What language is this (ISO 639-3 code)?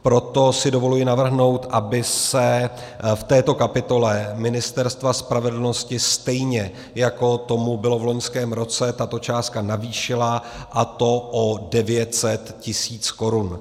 ces